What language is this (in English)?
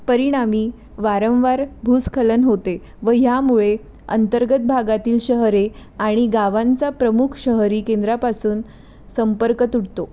Marathi